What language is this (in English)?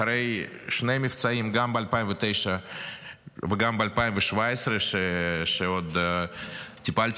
Hebrew